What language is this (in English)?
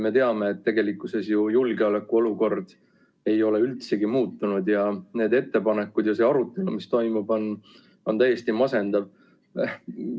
Estonian